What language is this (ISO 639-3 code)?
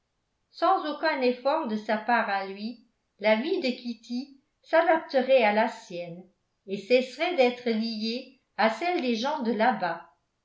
fra